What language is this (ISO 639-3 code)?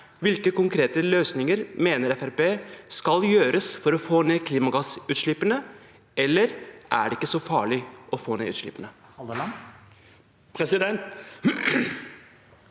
nor